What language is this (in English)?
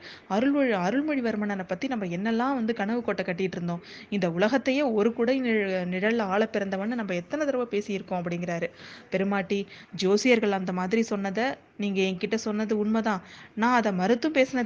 Tamil